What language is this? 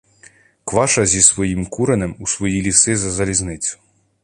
Ukrainian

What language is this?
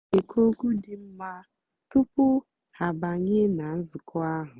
Igbo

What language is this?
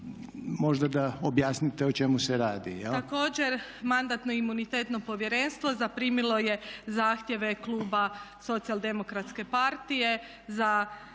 Croatian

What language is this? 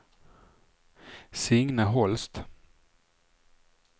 Swedish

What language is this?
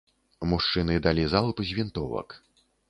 Belarusian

